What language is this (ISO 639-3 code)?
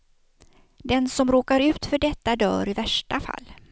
swe